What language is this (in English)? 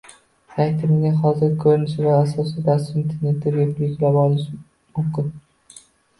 Uzbek